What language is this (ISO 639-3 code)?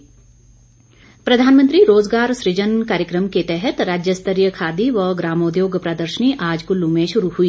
hin